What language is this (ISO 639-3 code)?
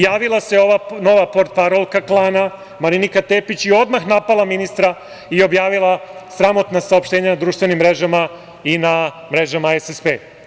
srp